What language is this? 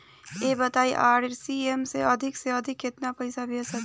Bhojpuri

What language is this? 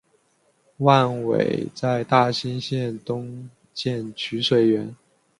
Chinese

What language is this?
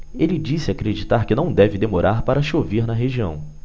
Portuguese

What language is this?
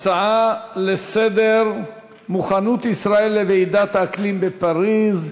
Hebrew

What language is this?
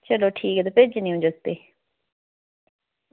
Dogri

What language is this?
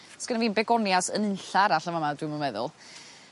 Welsh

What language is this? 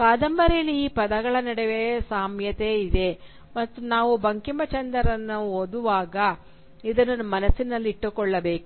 Kannada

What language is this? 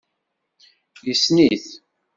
Kabyle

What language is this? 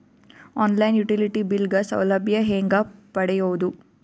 Kannada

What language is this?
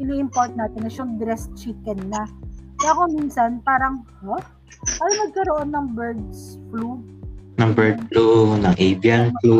Filipino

